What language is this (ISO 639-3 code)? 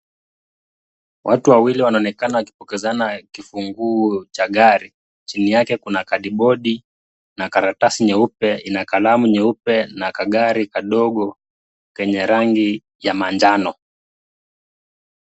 swa